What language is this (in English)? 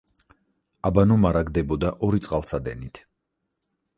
Georgian